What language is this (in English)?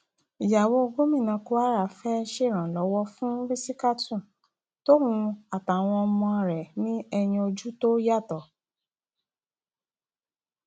Yoruba